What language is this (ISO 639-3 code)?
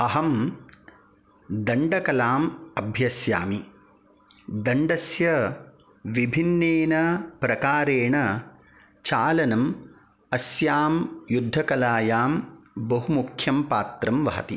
san